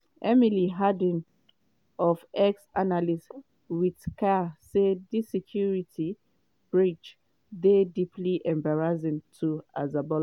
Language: Nigerian Pidgin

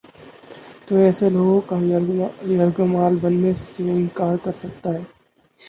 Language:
Urdu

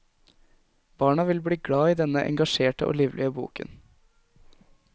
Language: Norwegian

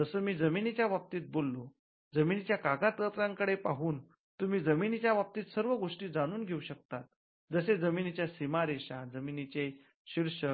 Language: Marathi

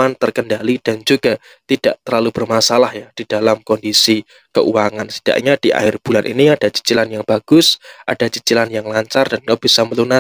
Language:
Indonesian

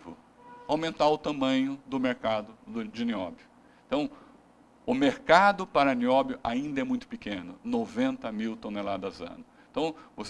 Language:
Portuguese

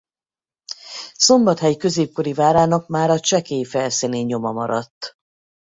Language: Hungarian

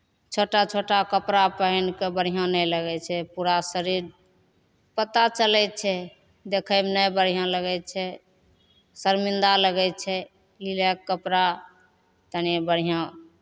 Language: Maithili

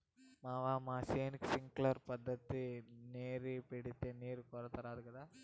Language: Telugu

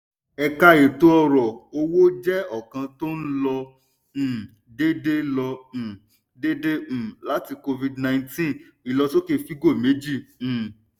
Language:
Yoruba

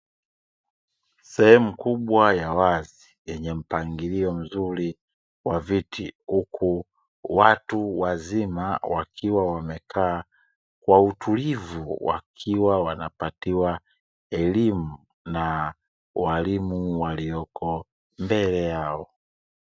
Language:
Swahili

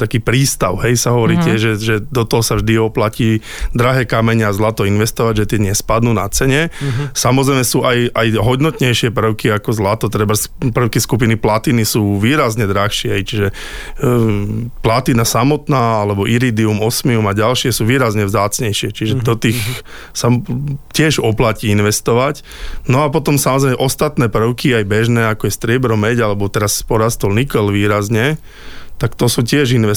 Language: Slovak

